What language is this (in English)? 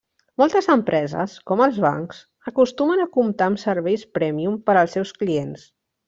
Catalan